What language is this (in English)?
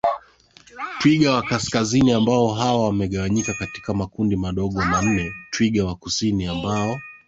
Swahili